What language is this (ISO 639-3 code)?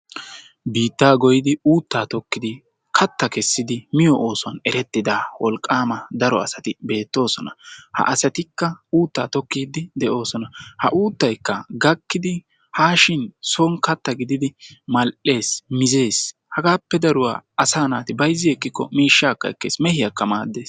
wal